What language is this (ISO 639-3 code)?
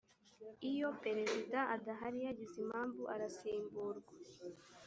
kin